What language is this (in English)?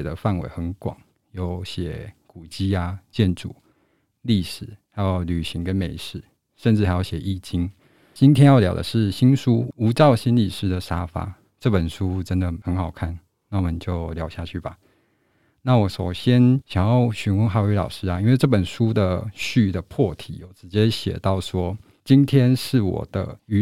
Chinese